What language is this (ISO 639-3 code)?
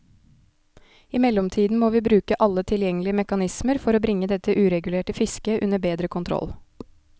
nor